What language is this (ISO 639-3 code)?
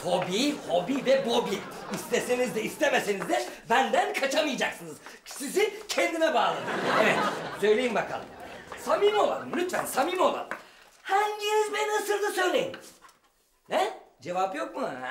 tur